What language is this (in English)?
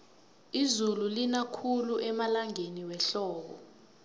South Ndebele